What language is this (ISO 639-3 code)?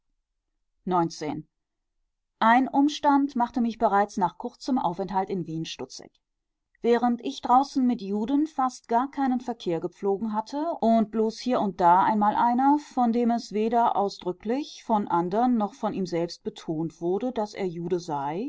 deu